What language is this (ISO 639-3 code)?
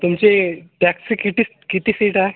mar